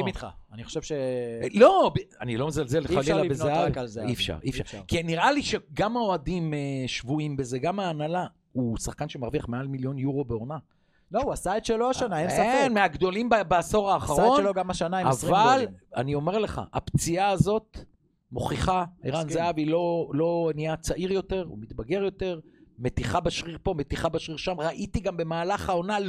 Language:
Hebrew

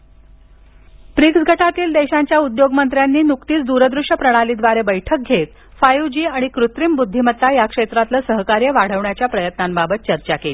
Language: Marathi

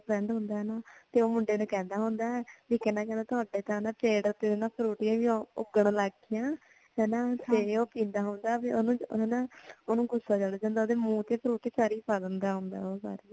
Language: Punjabi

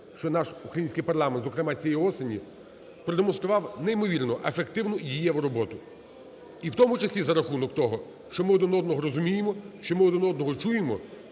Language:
Ukrainian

